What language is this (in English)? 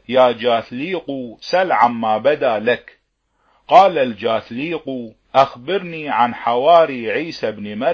Arabic